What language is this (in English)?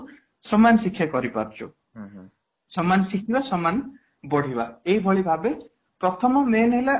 Odia